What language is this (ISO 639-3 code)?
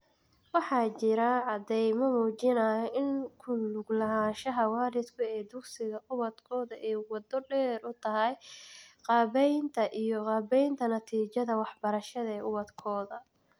som